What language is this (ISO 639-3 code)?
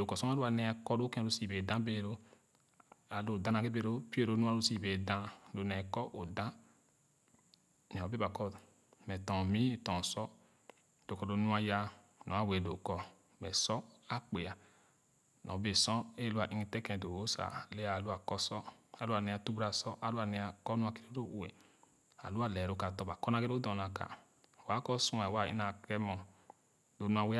ogo